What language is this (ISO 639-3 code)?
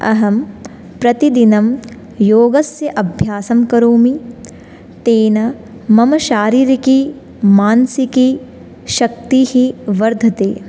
san